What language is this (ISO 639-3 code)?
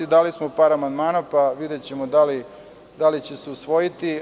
srp